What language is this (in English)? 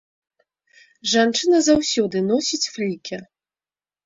Belarusian